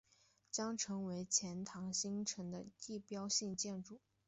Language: Chinese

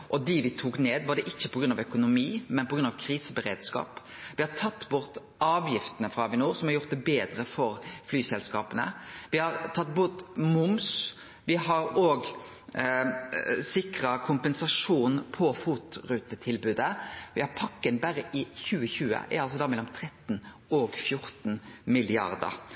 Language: Norwegian Nynorsk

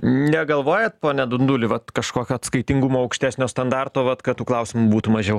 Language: Lithuanian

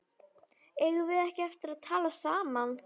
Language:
Icelandic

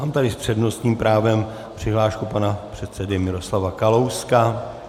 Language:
Czech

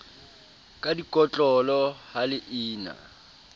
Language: Southern Sotho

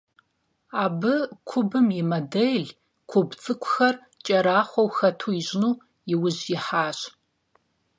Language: Kabardian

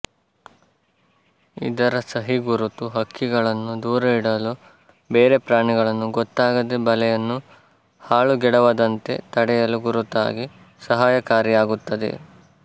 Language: Kannada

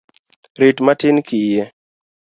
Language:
Luo (Kenya and Tanzania)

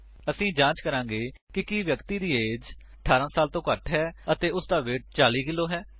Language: Punjabi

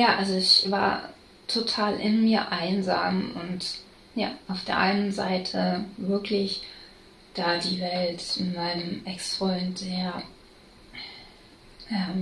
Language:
German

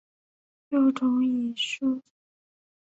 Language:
Chinese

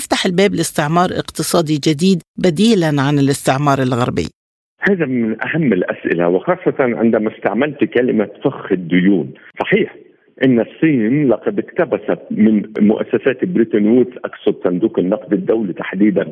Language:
Arabic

